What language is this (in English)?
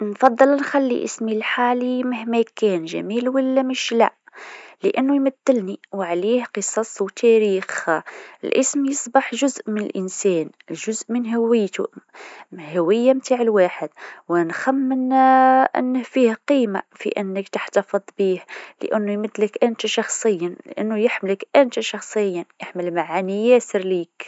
Tunisian Arabic